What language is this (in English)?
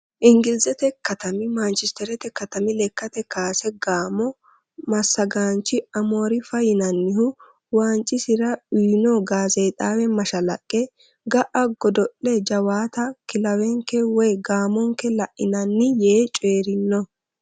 Sidamo